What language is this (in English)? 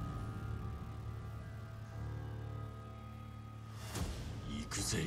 Japanese